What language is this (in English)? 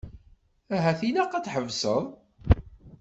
Kabyle